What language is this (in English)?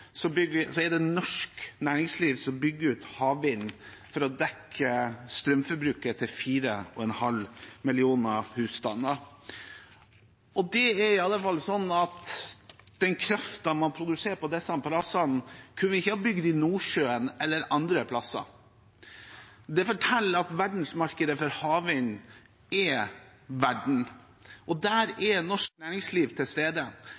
Norwegian Bokmål